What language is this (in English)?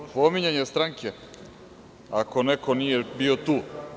Serbian